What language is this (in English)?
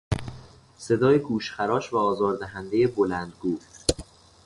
Persian